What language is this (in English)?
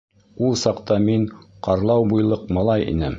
Bashkir